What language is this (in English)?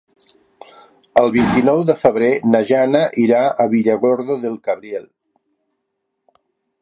Catalan